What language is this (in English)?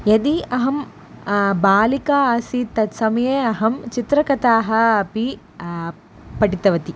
Sanskrit